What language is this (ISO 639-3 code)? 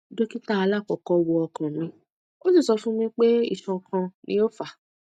yor